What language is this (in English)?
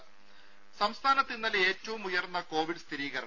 Malayalam